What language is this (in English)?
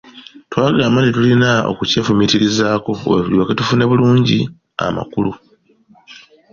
Ganda